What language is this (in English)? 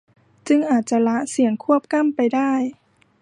Thai